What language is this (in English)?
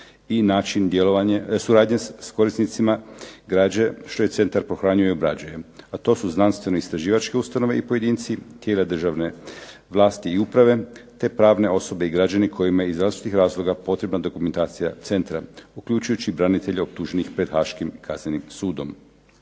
Croatian